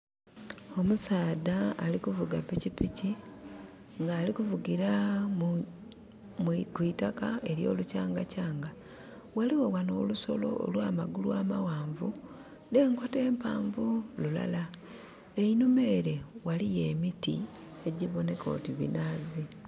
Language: Soga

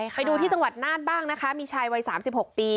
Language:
Thai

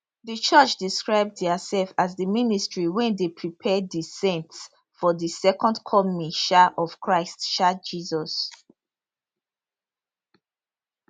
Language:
Nigerian Pidgin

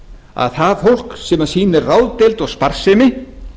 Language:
Icelandic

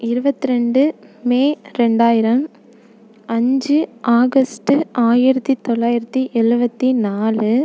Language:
Tamil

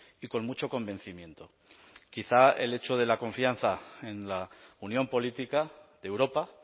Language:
Spanish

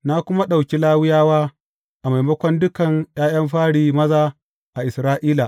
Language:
Hausa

